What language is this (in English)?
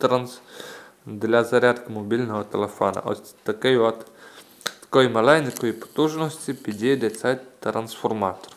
Ukrainian